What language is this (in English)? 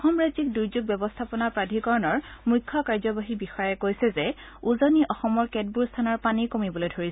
Assamese